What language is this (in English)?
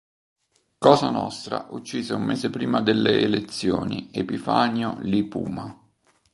Italian